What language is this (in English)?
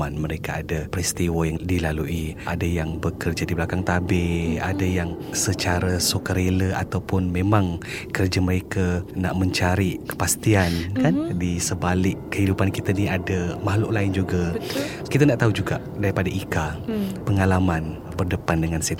Malay